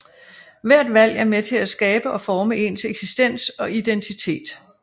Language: Danish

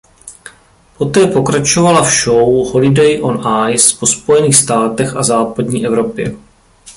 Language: Czech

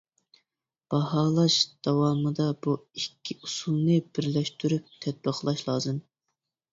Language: Uyghur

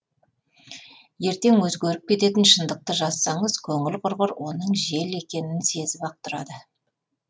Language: Kazakh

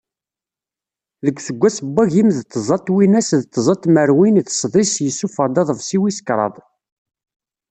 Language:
Kabyle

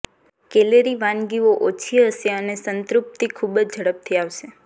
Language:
Gujarati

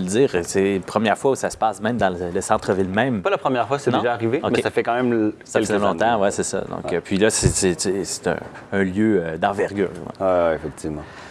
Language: French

